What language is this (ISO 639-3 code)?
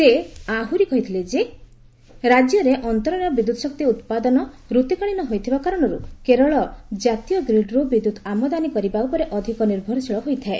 ori